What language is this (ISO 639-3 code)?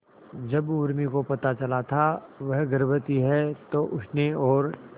hin